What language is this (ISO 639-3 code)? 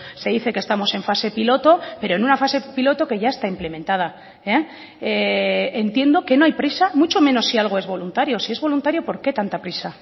spa